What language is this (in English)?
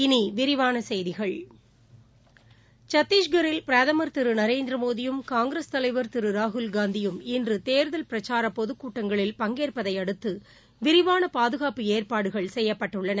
Tamil